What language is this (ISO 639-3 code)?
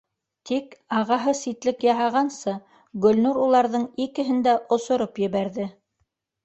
bak